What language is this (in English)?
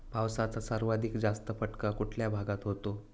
Marathi